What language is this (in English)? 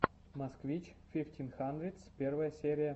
Russian